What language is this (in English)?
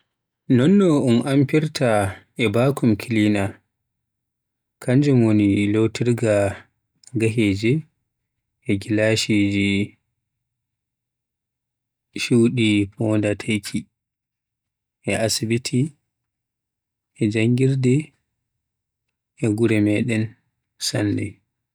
Western Niger Fulfulde